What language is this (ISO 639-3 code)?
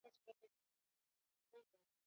swa